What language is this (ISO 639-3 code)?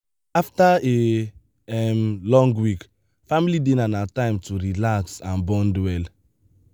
pcm